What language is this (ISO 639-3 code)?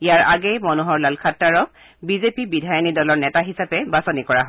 asm